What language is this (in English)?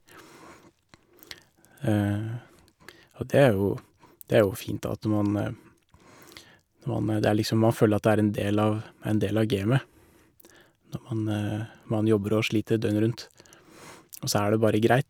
Norwegian